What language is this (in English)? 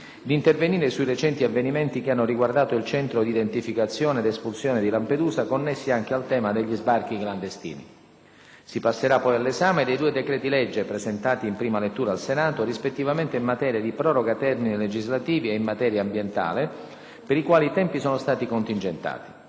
Italian